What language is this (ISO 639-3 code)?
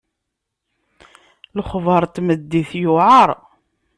kab